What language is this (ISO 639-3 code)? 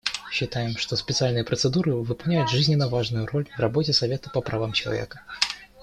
rus